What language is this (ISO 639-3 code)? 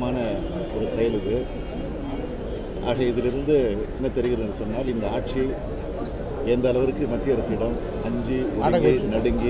ara